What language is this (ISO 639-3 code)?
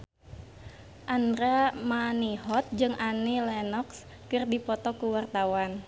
sun